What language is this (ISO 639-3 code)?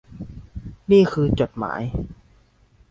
tha